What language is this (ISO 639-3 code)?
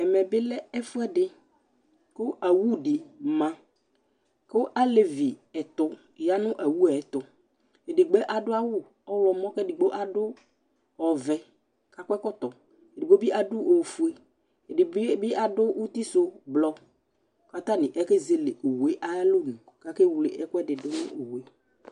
kpo